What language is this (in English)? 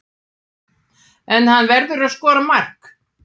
Icelandic